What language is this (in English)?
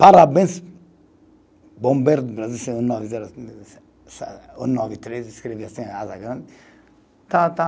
Portuguese